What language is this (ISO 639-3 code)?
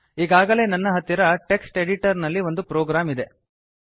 kan